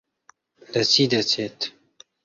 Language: Central Kurdish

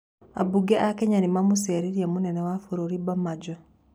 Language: Kikuyu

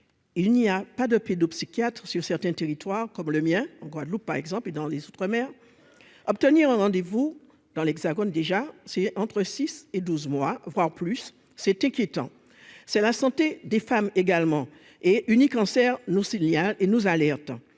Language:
French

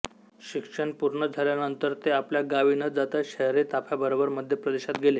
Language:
Marathi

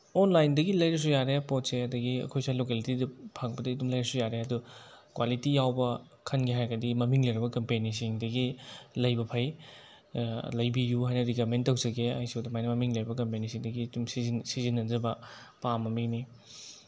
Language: Manipuri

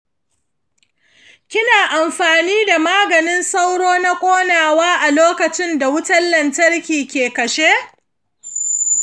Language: Hausa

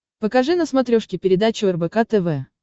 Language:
Russian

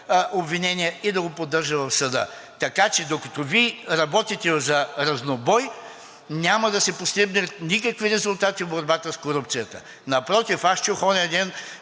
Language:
Bulgarian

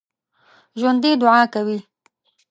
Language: Pashto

